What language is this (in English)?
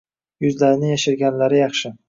Uzbek